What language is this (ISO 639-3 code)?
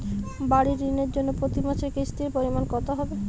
ben